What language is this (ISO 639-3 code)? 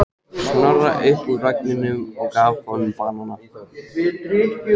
isl